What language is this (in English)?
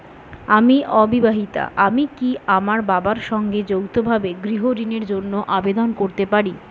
Bangla